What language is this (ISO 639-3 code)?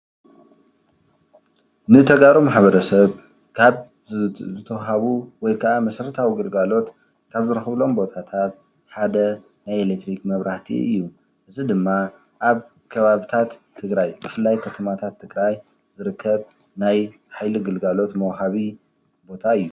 tir